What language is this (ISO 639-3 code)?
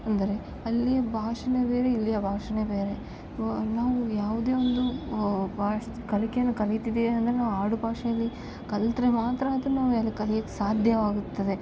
kan